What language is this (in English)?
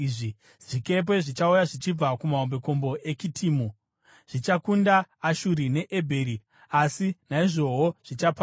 Shona